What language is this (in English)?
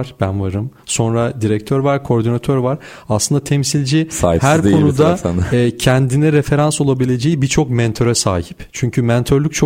Turkish